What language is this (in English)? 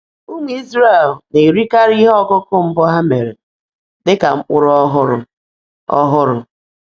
Igbo